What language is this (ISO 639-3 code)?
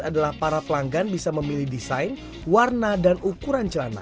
ind